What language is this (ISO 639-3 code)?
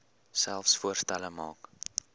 afr